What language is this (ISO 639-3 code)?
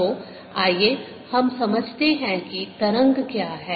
hin